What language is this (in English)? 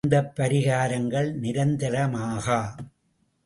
Tamil